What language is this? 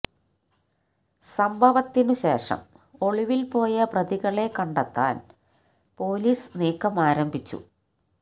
Malayalam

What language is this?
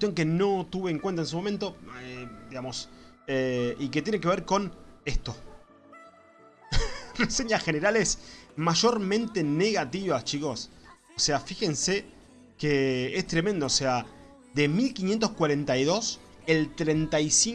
Spanish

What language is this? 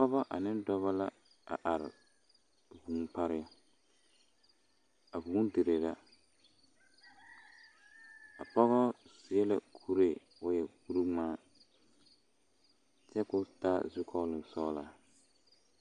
Southern Dagaare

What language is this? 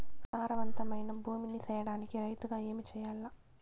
Telugu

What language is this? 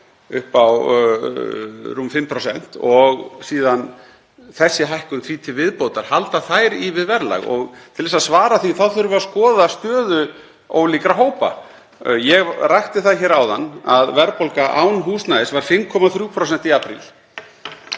Icelandic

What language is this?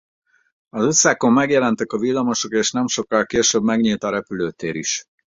Hungarian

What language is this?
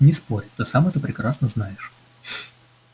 Russian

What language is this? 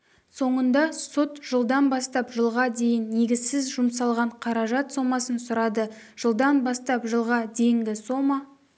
Kazakh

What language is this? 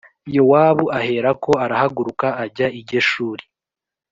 Kinyarwanda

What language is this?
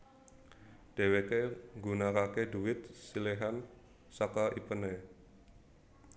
Javanese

